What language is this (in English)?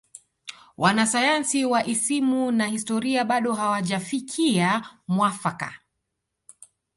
Swahili